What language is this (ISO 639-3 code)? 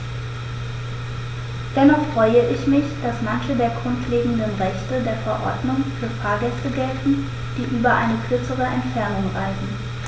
deu